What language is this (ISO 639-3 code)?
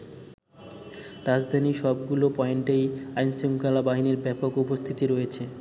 ben